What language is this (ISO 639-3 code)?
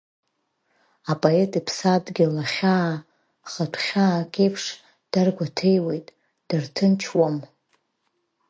abk